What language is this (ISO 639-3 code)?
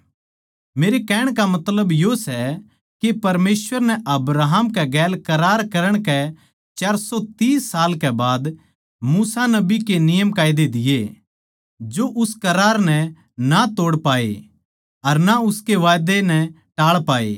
bgc